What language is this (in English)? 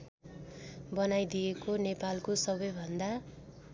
Nepali